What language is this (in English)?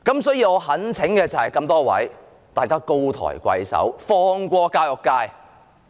Cantonese